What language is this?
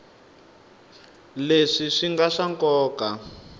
Tsonga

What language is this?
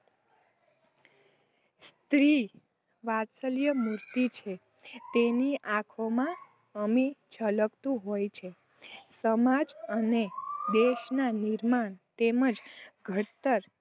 Gujarati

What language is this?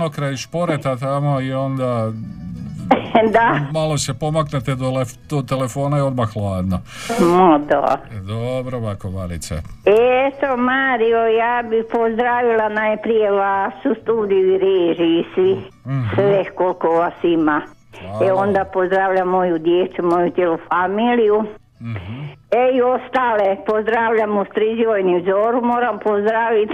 Croatian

